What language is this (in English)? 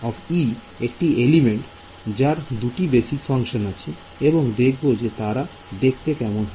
Bangla